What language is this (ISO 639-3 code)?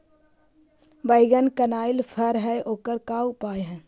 mag